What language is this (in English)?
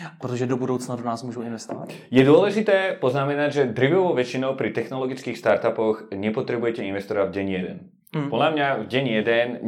Czech